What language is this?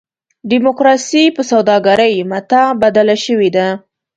Pashto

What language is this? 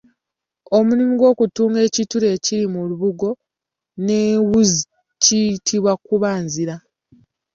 Ganda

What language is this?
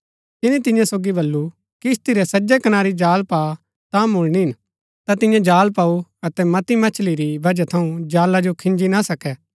Gaddi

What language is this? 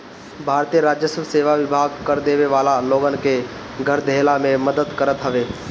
Bhojpuri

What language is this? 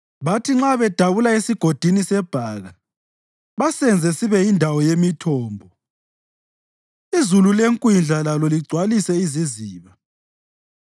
North Ndebele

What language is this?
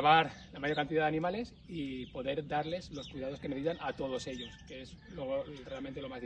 Spanish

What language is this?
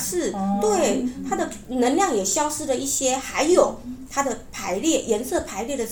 Chinese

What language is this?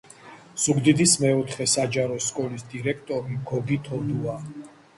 Georgian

